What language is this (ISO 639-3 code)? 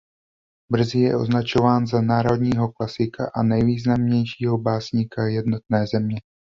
ces